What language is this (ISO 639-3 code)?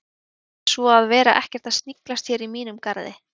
isl